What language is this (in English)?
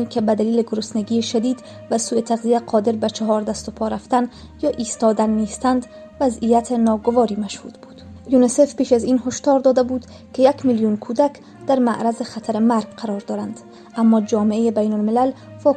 Persian